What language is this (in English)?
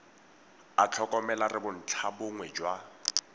Tswana